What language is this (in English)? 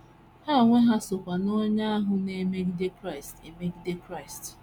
Igbo